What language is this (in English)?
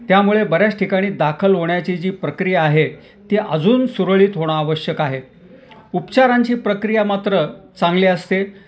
Marathi